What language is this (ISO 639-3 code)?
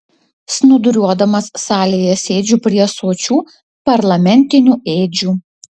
lit